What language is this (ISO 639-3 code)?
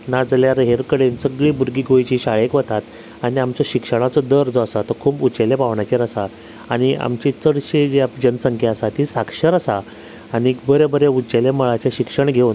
kok